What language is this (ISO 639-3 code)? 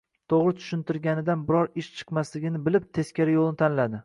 uzb